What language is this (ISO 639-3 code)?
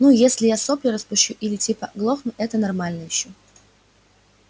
rus